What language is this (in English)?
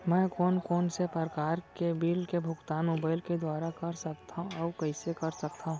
Chhattisgarhi